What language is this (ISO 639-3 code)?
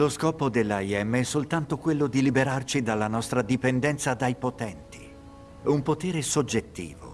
ita